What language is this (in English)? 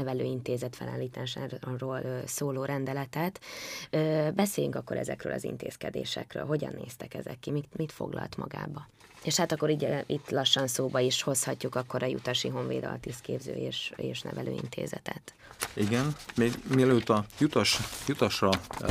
Hungarian